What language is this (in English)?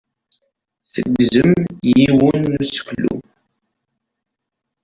Kabyle